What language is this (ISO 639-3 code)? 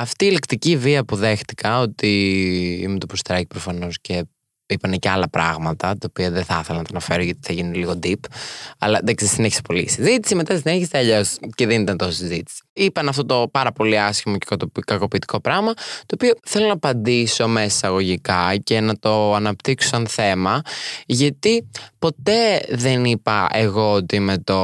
ell